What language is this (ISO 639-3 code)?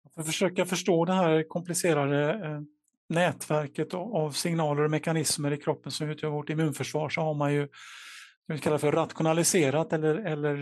swe